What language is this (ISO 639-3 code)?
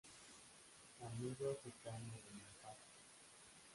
spa